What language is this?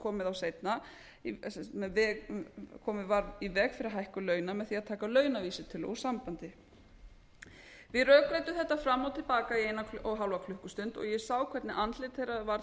Icelandic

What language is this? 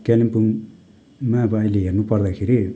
Nepali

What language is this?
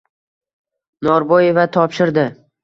Uzbek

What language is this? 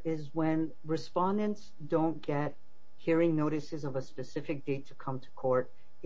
English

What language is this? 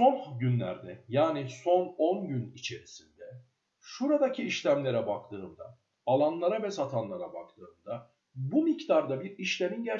Turkish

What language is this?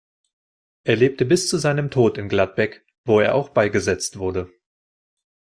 German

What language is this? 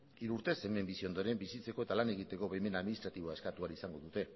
Basque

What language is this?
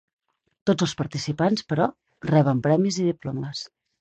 Catalan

